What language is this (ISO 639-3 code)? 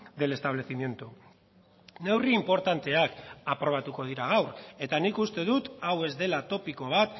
eus